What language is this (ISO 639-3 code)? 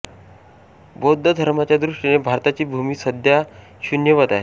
mar